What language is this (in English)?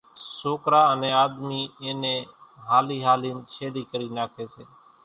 Kachi Koli